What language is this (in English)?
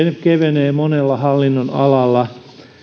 Finnish